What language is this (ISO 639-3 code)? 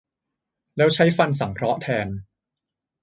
tha